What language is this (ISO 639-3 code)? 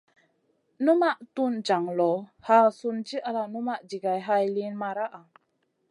mcn